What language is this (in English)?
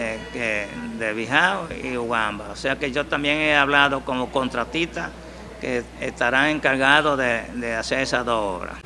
Spanish